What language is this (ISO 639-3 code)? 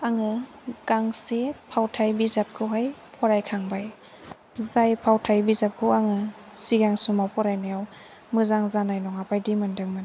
brx